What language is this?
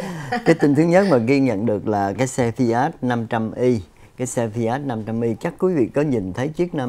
Vietnamese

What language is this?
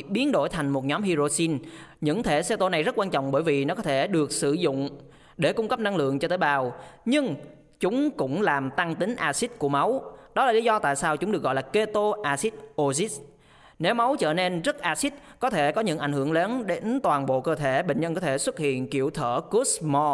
Vietnamese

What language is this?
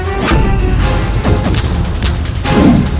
Indonesian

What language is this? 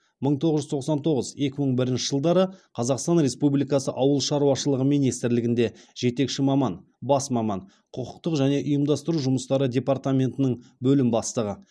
Kazakh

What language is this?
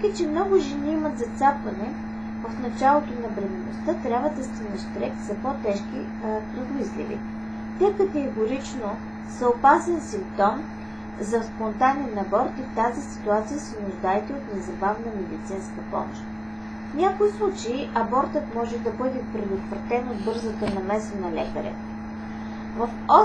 Bulgarian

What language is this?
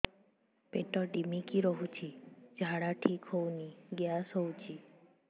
Odia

